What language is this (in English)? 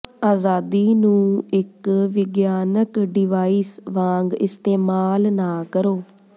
Punjabi